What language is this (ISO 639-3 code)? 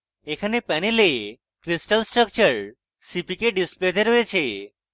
ben